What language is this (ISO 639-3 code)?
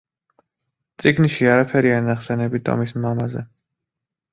kat